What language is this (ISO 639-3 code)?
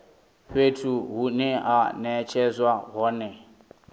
ven